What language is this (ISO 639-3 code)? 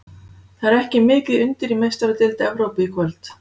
isl